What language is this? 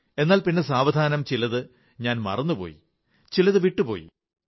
Malayalam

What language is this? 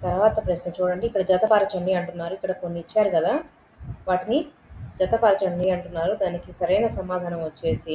Telugu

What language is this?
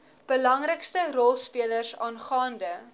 Afrikaans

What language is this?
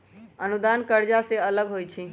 Magahi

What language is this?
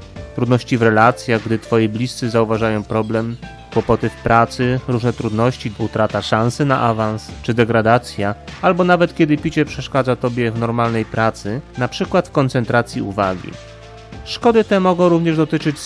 Polish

